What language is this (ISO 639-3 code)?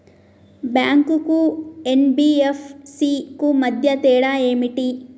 tel